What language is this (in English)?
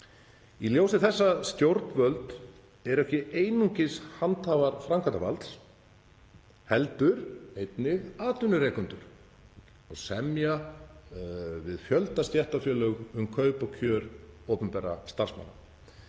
Icelandic